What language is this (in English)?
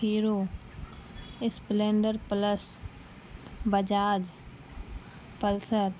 Urdu